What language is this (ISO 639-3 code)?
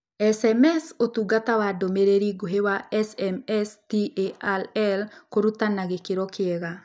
kik